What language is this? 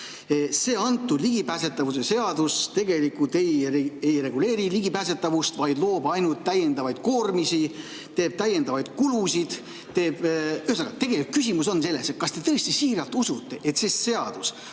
Estonian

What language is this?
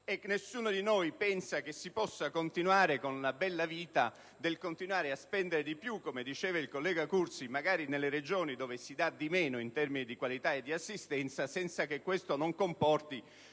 Italian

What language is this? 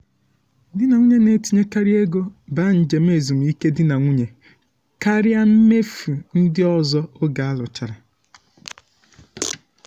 Igbo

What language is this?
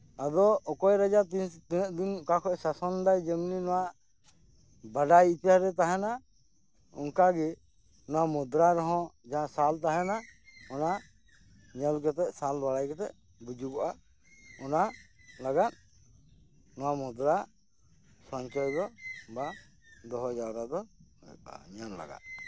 Santali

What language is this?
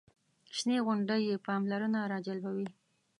Pashto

